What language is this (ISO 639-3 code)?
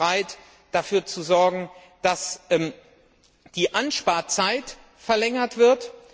deu